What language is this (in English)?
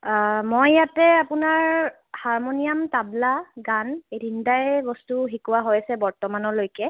Assamese